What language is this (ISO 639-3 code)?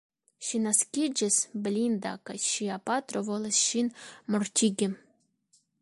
epo